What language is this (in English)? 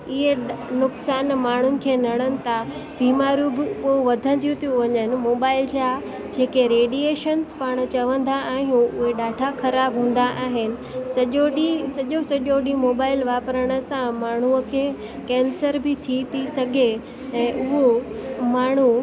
Sindhi